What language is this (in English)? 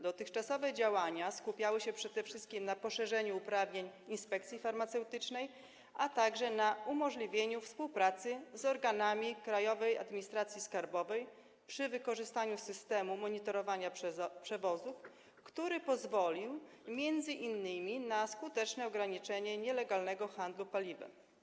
Polish